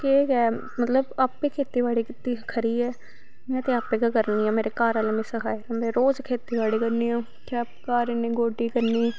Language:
Dogri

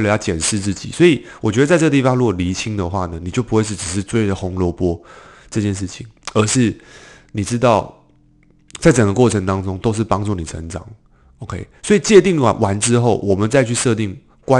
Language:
Chinese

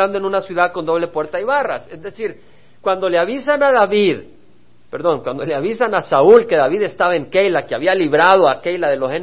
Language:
Spanish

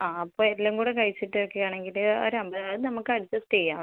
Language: Malayalam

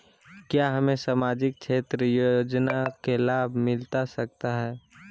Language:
Magahi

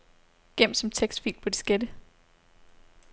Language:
Danish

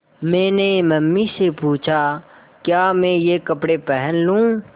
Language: Hindi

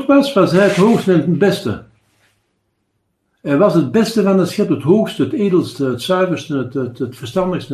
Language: Dutch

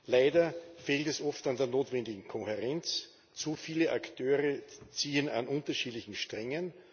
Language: German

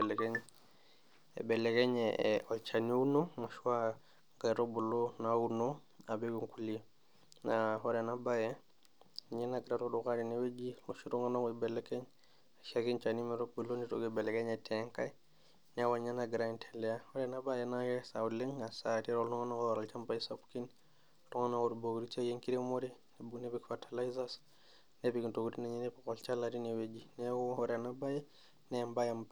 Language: Masai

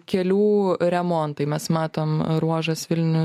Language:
Lithuanian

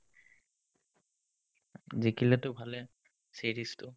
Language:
Assamese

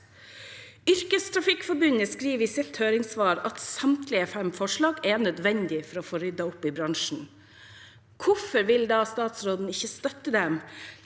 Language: Norwegian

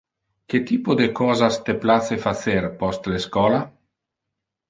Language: Interlingua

